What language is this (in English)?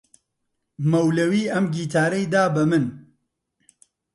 Central Kurdish